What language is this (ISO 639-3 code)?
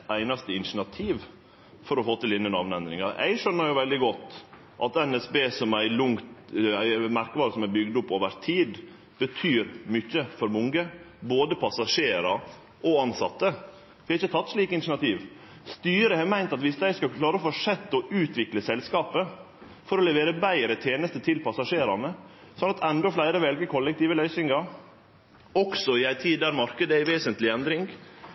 nno